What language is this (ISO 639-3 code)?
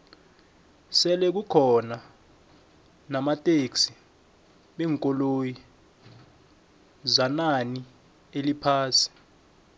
nbl